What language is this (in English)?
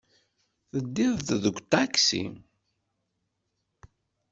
Kabyle